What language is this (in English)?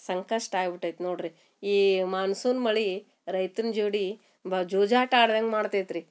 Kannada